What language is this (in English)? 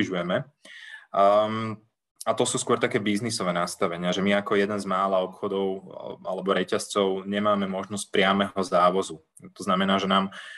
Slovak